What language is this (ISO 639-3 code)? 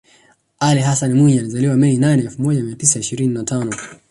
swa